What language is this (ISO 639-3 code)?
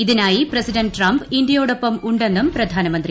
mal